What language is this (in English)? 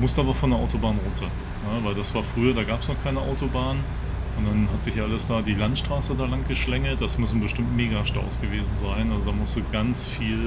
German